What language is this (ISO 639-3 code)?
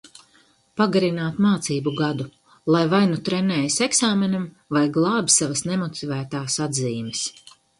lav